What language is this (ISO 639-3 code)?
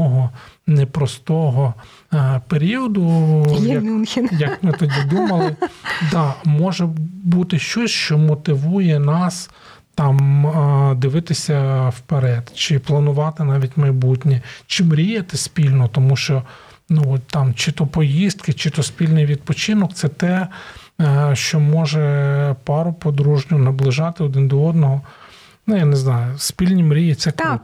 ukr